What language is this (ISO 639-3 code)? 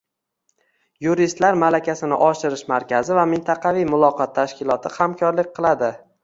uzb